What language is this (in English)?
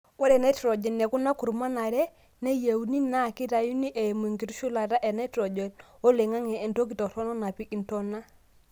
Masai